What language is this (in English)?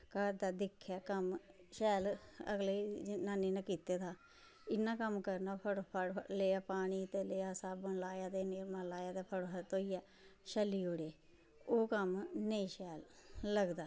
Dogri